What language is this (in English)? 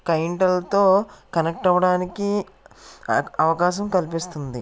Telugu